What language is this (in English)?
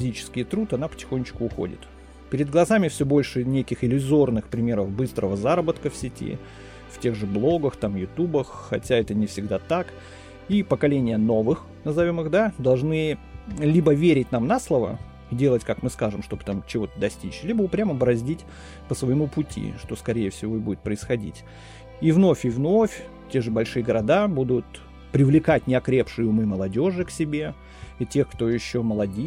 Russian